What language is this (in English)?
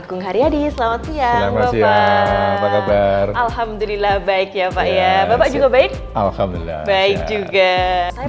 Indonesian